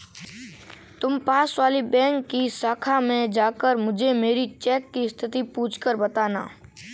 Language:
Hindi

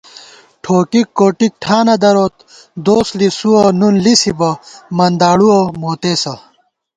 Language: Gawar-Bati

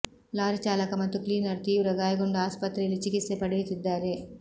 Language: Kannada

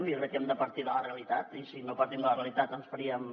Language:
Catalan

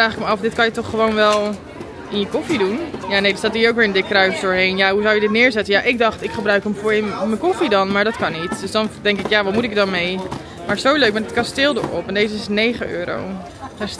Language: Dutch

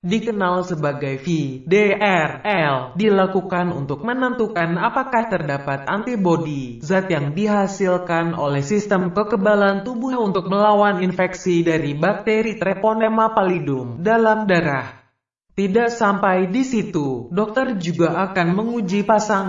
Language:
Indonesian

